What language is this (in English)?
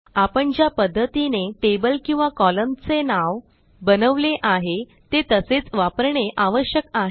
Marathi